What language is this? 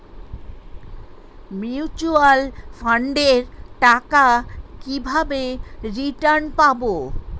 Bangla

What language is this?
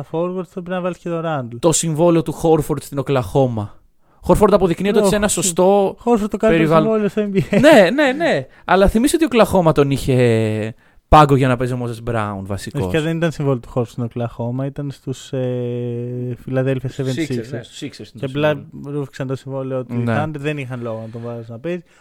Greek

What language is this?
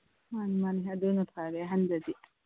Manipuri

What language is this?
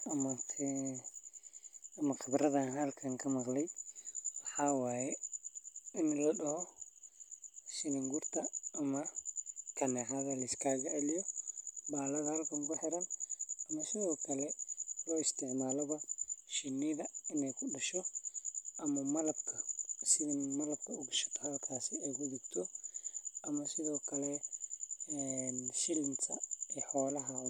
Somali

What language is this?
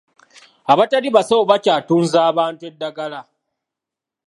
Ganda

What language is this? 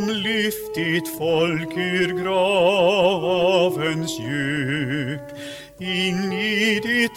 Swedish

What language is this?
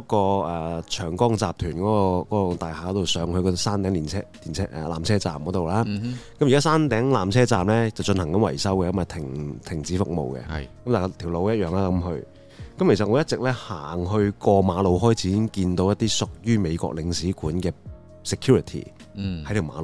Chinese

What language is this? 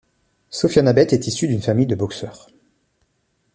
French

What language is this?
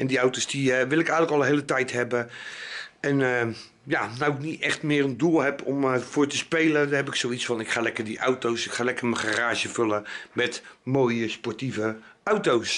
Dutch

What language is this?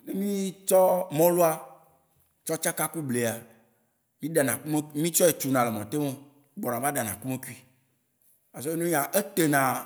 Waci Gbe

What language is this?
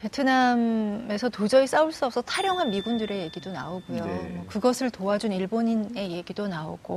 Korean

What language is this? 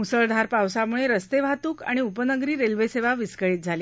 Marathi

